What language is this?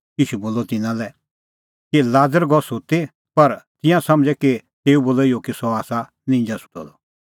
Kullu Pahari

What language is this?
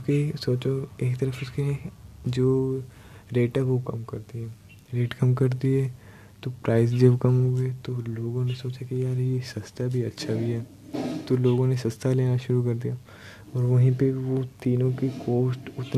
Hindi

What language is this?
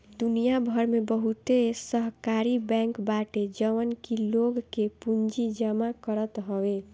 Bhojpuri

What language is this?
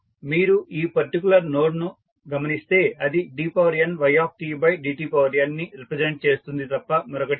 Telugu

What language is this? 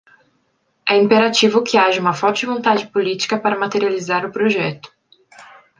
Portuguese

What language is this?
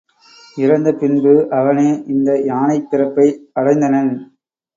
Tamil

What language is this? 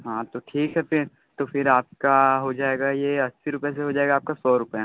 Hindi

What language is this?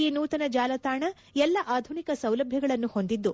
Kannada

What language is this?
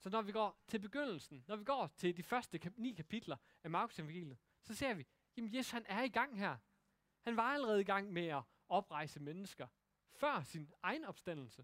Danish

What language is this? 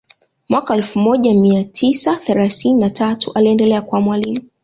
Swahili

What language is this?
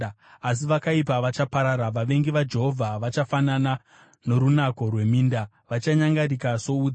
Shona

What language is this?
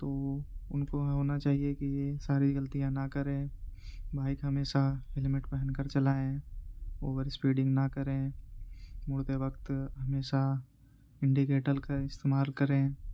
Urdu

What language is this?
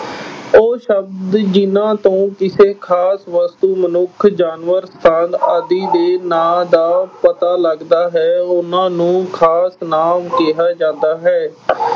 Punjabi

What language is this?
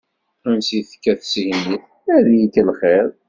Kabyle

